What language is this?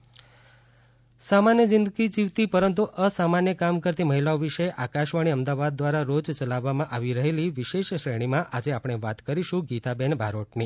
Gujarati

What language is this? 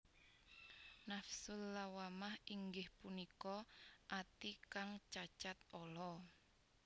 Javanese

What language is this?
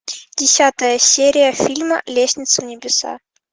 Russian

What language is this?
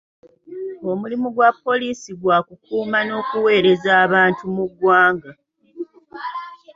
Ganda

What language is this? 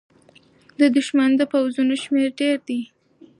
Pashto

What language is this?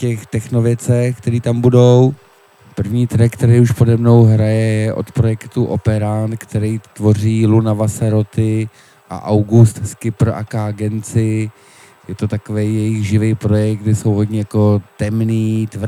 Czech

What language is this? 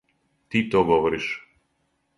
Serbian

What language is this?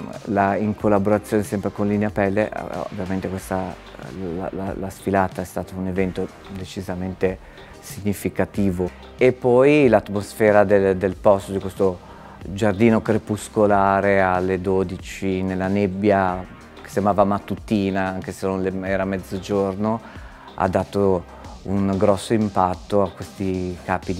Italian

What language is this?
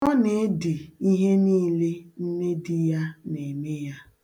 Igbo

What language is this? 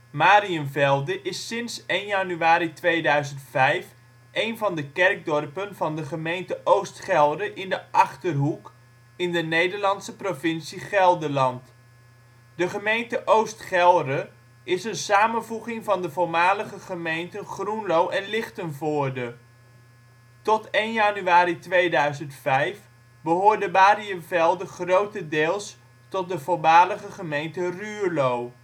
Dutch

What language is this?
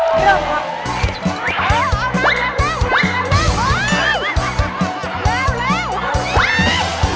Thai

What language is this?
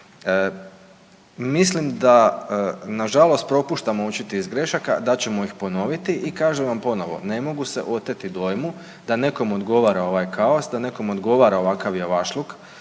Croatian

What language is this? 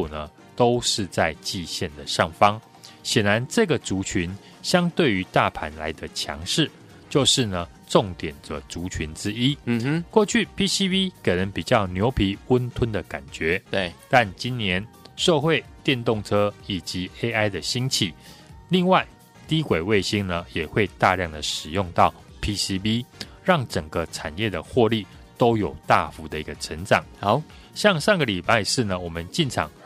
Chinese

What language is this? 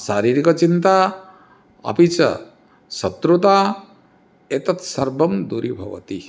Sanskrit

